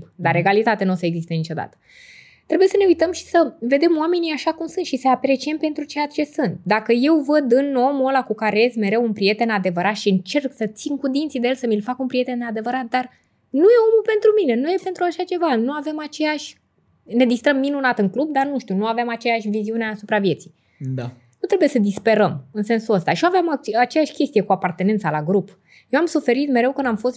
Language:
Romanian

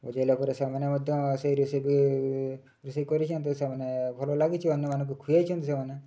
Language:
Odia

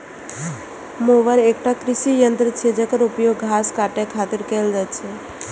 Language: Maithili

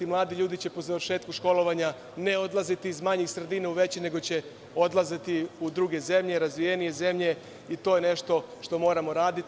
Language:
Serbian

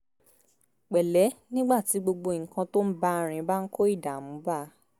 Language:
Yoruba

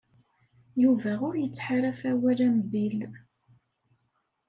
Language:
Kabyle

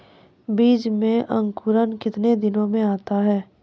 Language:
Maithili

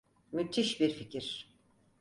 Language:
Turkish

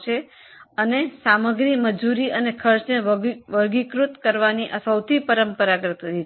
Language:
Gujarati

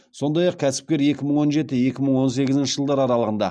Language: Kazakh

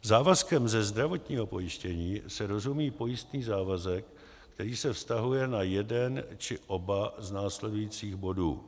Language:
Czech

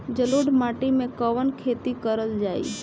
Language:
Bhojpuri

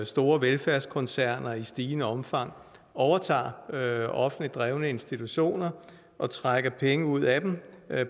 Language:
Danish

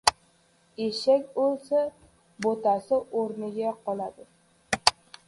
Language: Uzbek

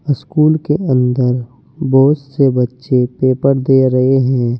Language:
Hindi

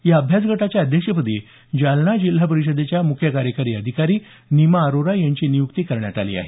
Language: Marathi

